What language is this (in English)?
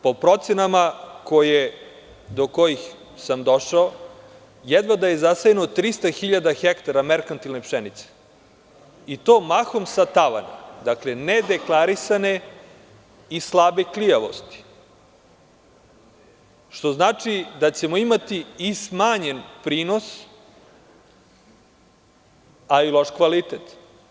Serbian